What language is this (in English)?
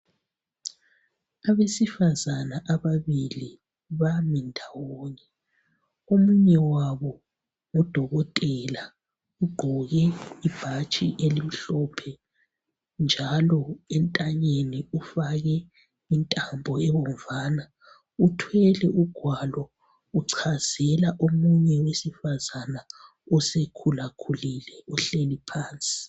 North Ndebele